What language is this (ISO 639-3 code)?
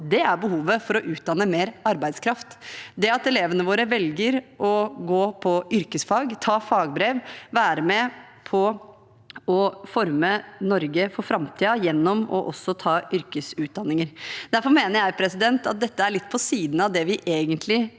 nor